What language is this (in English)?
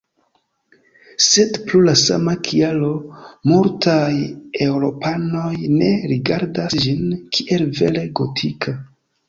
Esperanto